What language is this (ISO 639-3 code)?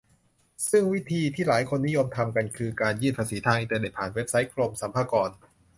tha